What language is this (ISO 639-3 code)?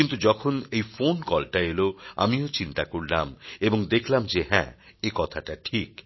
ben